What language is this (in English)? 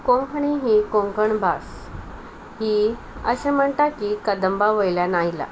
Konkani